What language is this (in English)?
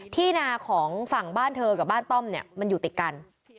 Thai